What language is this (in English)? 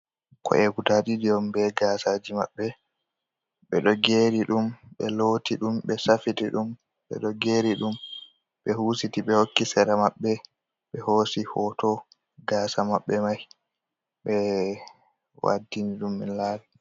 Fula